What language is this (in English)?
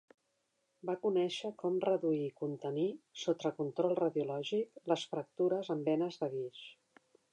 Catalan